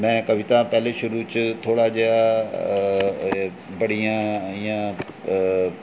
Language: Dogri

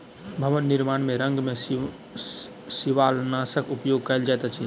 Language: Maithili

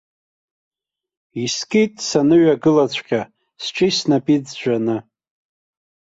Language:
Abkhazian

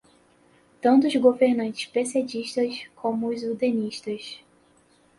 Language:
Portuguese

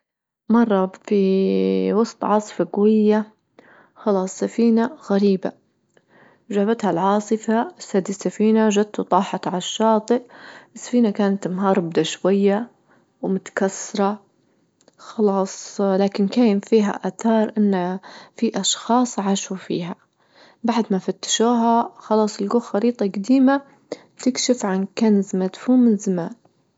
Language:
Libyan Arabic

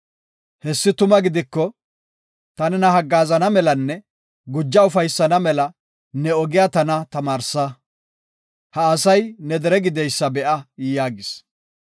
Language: Gofa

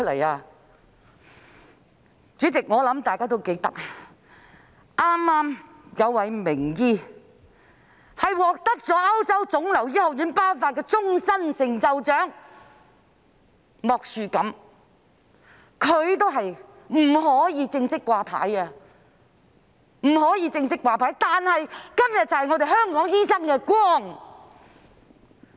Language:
Cantonese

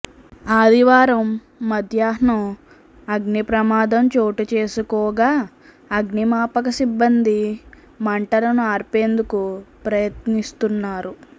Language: Telugu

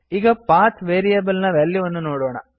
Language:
Kannada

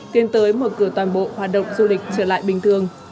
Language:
Vietnamese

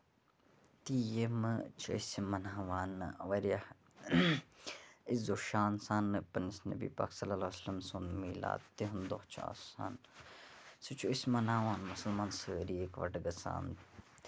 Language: Kashmiri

